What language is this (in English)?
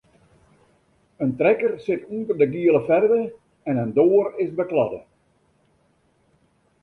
Western Frisian